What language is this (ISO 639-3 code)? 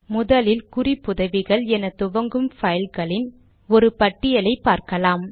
tam